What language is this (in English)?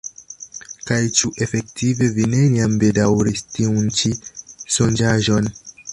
Esperanto